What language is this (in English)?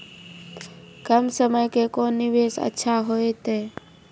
Maithili